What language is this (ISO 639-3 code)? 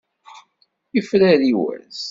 kab